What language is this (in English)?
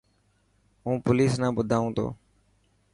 Dhatki